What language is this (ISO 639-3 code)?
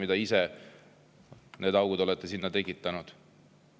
est